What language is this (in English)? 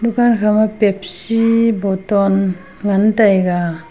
Wancho Naga